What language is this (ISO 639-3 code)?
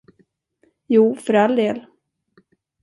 swe